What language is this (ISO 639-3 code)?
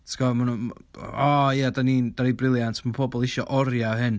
cym